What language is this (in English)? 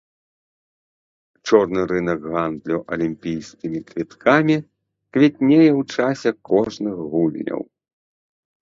Belarusian